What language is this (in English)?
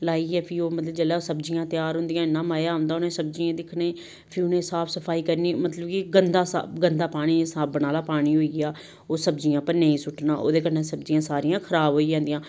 Dogri